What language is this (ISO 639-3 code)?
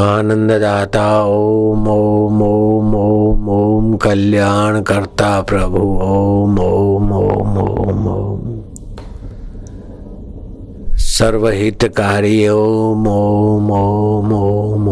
hin